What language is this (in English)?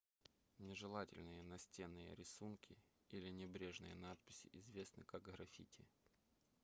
Russian